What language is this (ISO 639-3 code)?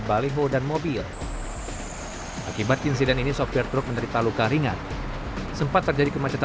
ind